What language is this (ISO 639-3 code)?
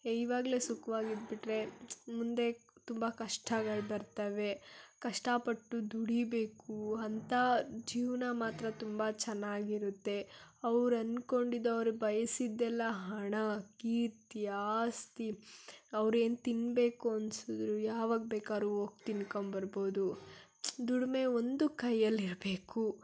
kan